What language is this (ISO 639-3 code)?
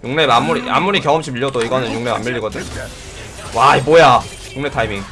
kor